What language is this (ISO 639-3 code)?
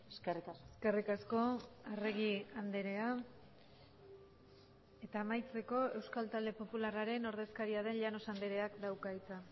eus